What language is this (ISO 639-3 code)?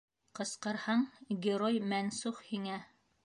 bak